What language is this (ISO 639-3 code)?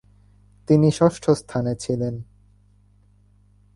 ben